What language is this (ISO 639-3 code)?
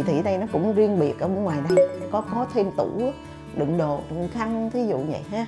vie